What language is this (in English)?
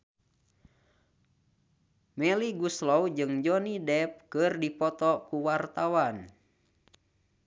Sundanese